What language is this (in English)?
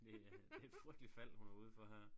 Danish